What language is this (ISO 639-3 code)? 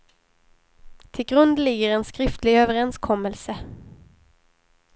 swe